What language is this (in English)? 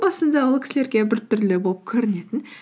Kazakh